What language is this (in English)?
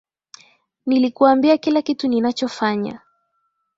Swahili